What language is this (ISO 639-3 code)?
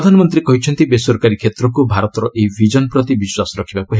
ori